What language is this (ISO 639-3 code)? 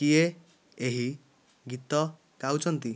ori